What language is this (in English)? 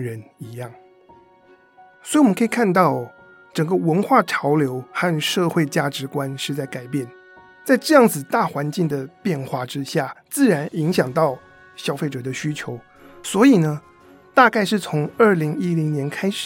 Chinese